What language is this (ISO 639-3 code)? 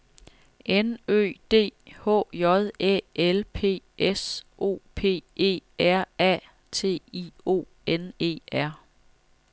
dan